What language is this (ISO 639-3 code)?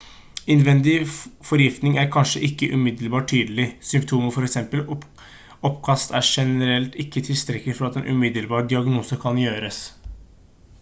nob